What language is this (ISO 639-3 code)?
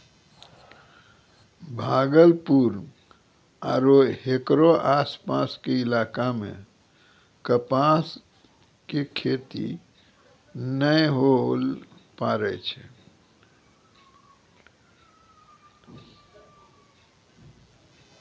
mai